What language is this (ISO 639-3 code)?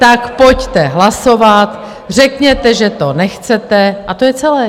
ces